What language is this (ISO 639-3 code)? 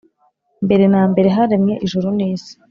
kin